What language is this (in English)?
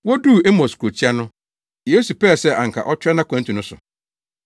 Akan